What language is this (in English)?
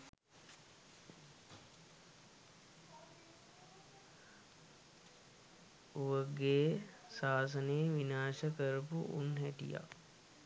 Sinhala